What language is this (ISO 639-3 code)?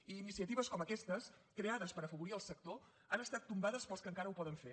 cat